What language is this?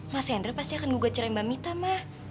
Indonesian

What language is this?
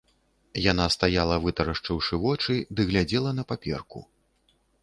Belarusian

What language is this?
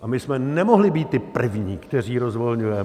Czech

